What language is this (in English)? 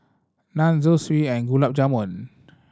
English